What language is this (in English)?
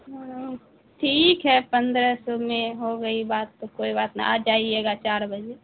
Urdu